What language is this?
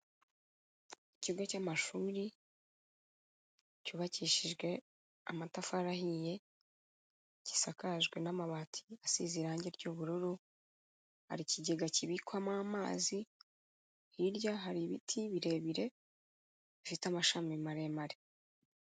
Kinyarwanda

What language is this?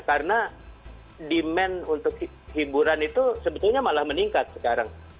Indonesian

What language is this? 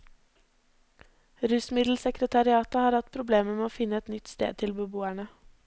Norwegian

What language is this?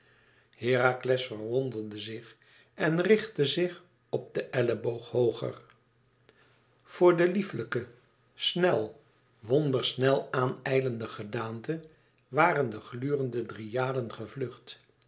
Dutch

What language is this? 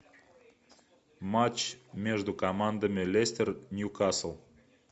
Russian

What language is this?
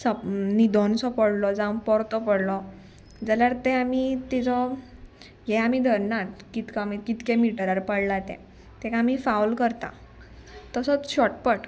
Konkani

